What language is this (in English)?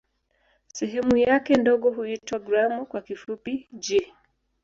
Swahili